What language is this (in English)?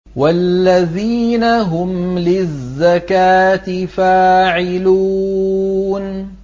Arabic